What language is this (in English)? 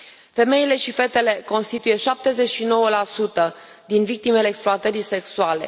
Romanian